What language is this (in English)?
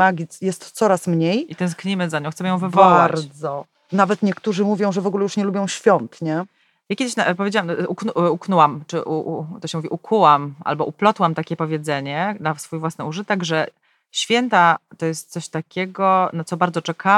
Polish